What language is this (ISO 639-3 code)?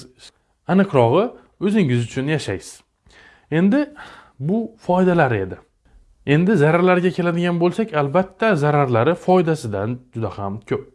tur